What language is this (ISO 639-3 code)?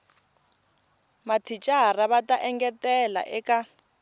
tso